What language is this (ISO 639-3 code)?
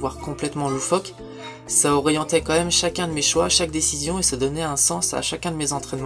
fra